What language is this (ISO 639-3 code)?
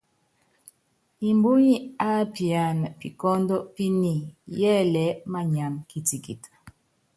yav